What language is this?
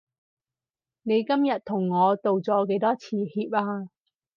Cantonese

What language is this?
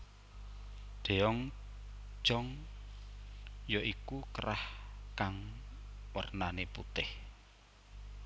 Javanese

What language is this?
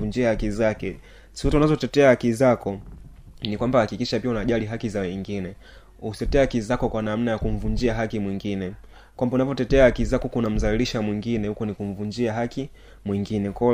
Swahili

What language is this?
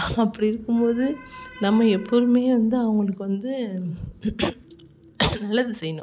Tamil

